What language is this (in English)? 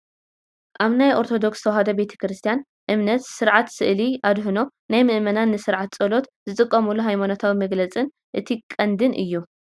Tigrinya